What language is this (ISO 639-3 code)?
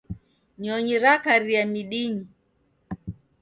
dav